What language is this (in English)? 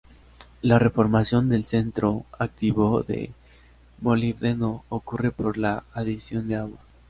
Spanish